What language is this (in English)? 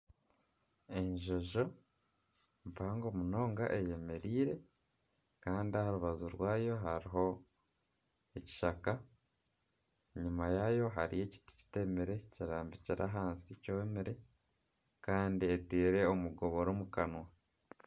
Nyankole